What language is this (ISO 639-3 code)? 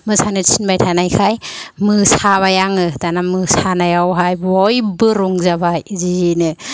brx